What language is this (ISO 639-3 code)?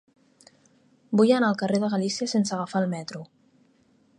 cat